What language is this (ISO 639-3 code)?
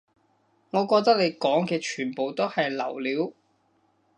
yue